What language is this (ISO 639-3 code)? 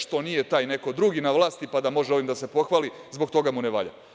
srp